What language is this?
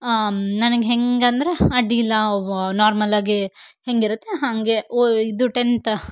Kannada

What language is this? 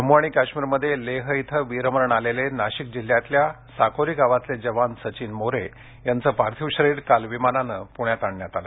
Marathi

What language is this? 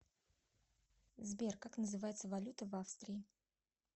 Russian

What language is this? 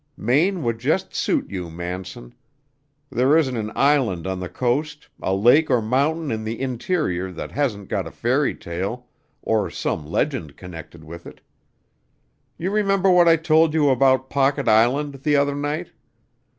English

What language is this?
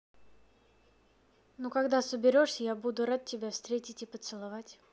Russian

